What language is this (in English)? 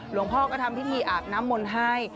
Thai